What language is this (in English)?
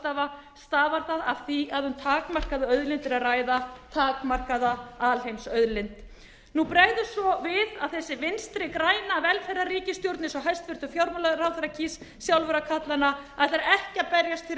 Icelandic